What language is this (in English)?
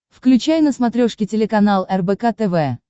Russian